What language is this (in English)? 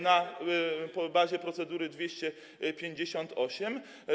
Polish